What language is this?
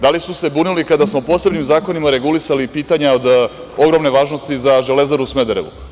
Serbian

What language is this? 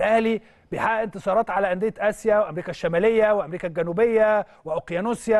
Arabic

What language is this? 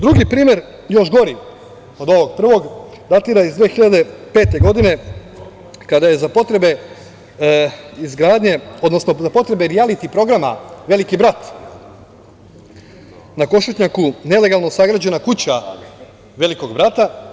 Serbian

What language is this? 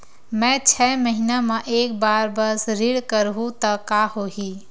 Chhattisgarhi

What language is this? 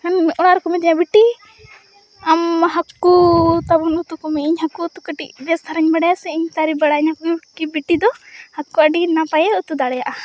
Santali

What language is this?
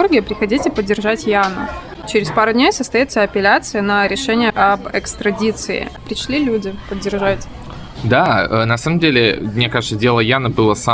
Russian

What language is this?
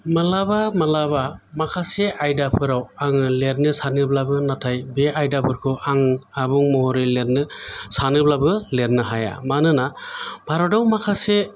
Bodo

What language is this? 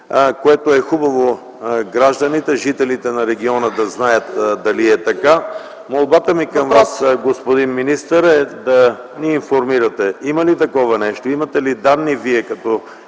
Bulgarian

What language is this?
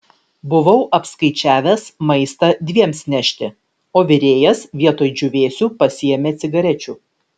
Lithuanian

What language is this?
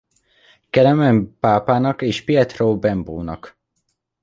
Hungarian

